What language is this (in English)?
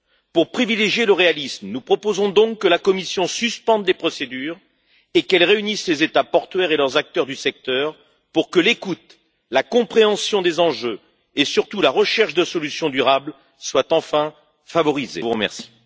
French